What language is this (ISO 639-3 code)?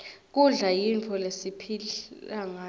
ssw